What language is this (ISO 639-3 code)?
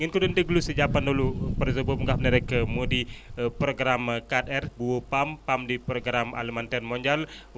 wol